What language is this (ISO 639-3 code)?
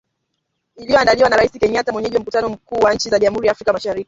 swa